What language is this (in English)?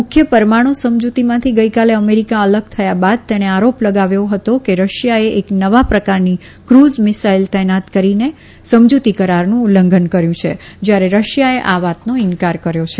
Gujarati